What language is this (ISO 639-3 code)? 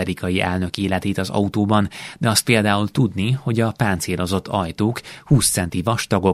hun